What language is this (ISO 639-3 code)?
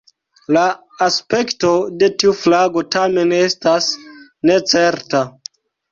epo